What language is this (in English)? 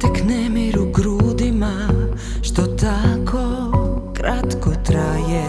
Croatian